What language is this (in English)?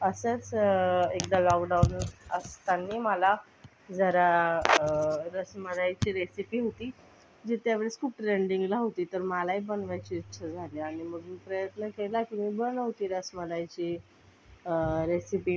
Marathi